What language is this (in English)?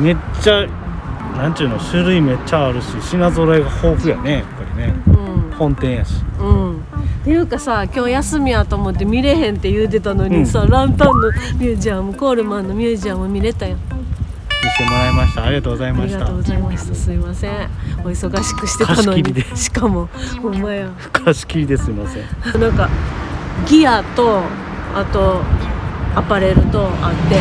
Japanese